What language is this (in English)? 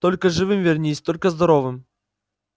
Russian